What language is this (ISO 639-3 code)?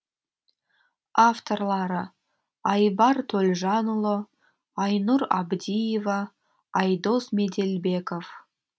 kaz